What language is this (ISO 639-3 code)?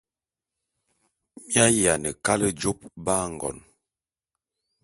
bum